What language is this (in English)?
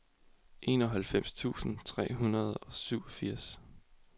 Danish